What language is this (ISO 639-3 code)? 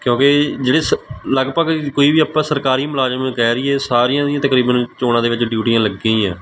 pan